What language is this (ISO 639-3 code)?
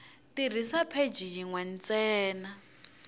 tso